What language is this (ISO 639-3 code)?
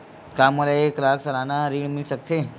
hne